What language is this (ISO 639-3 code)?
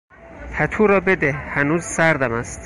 fas